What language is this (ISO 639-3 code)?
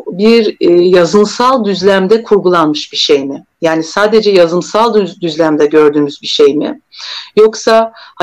tur